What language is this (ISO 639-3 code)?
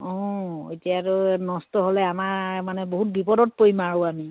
asm